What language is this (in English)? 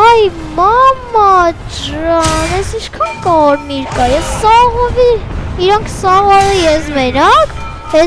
Korean